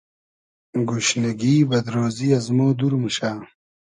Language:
Hazaragi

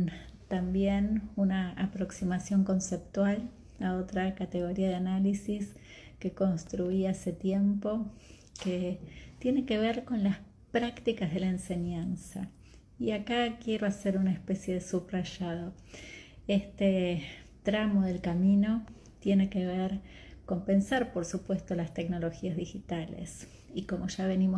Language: Spanish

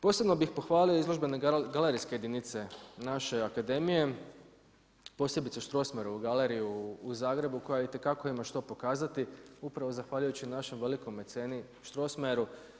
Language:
Croatian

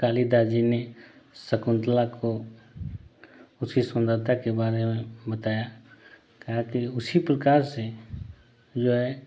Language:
Hindi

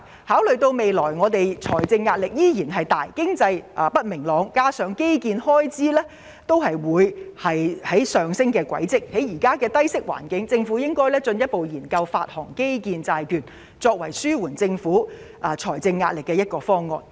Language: Cantonese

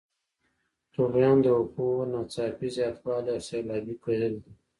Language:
Pashto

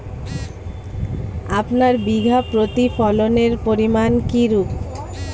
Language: Bangla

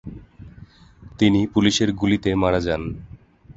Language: Bangla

